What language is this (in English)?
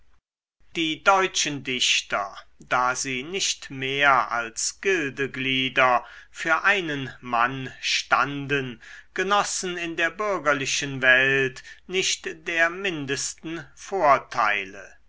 German